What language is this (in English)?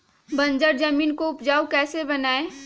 Magahi